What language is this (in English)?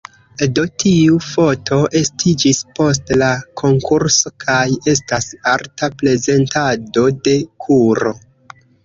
Esperanto